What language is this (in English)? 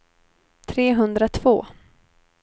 Swedish